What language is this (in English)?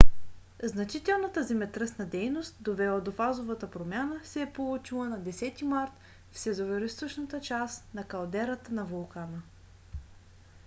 Bulgarian